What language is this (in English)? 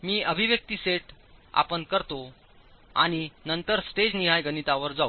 Marathi